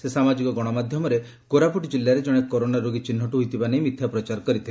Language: Odia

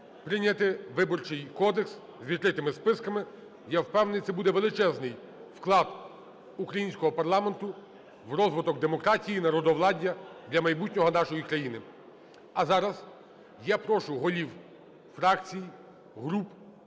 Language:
Ukrainian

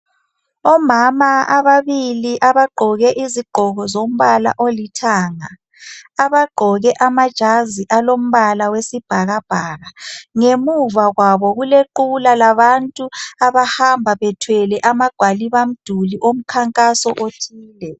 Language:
North Ndebele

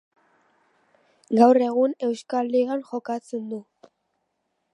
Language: Basque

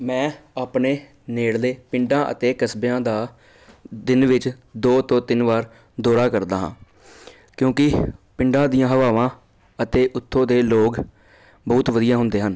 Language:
Punjabi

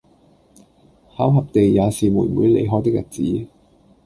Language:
Cantonese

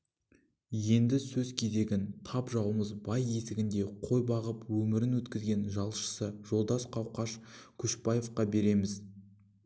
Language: Kazakh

